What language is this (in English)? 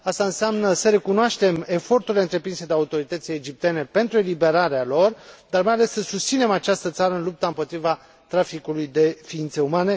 Romanian